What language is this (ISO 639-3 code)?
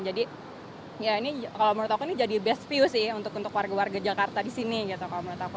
ind